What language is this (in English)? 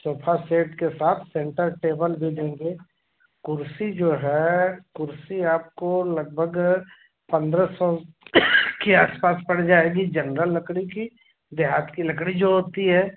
Hindi